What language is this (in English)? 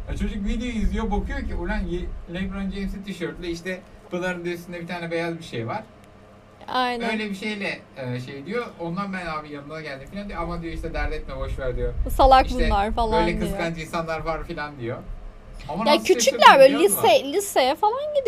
Turkish